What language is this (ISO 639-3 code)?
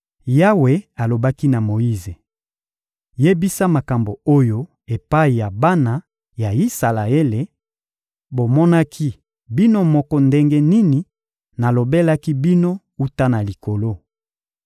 lin